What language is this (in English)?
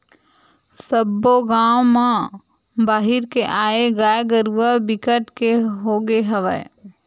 Chhattisgarhi